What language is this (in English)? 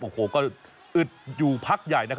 Thai